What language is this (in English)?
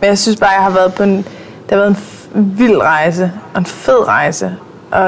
Danish